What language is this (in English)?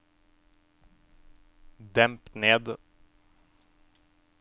Norwegian